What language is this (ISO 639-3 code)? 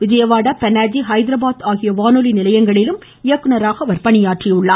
tam